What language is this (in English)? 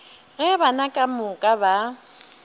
Northern Sotho